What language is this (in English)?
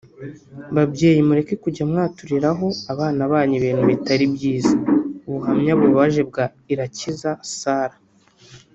Kinyarwanda